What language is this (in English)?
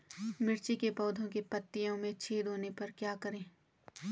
Hindi